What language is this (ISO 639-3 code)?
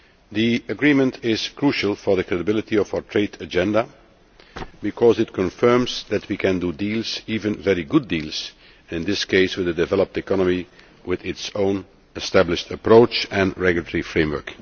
eng